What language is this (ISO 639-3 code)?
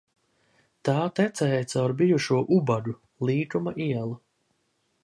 lav